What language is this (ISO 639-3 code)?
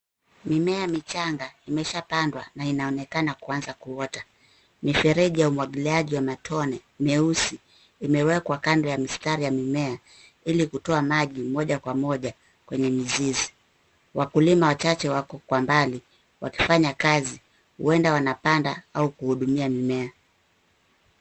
swa